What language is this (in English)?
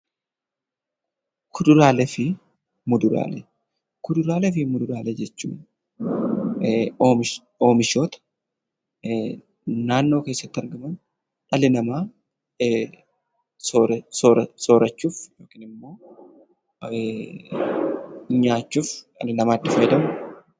Oromo